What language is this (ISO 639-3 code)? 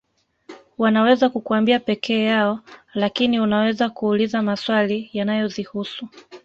swa